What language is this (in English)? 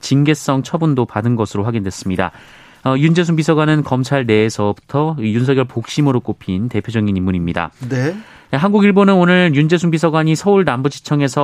Korean